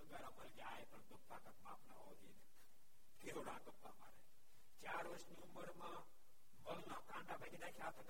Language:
Gujarati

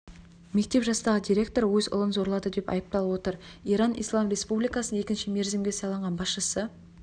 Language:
Kazakh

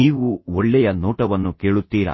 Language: Kannada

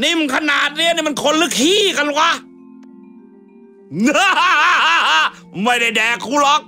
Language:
Thai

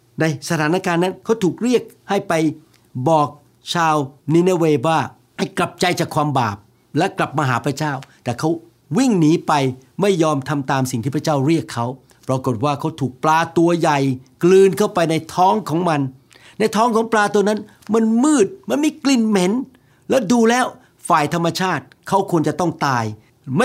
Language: Thai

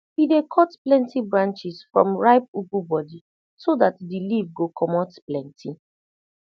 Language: Nigerian Pidgin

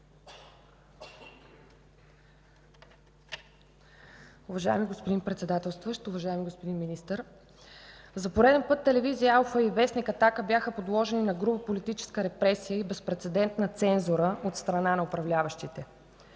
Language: Bulgarian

